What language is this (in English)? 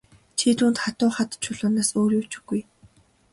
Mongolian